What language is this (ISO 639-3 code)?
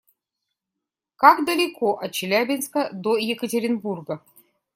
rus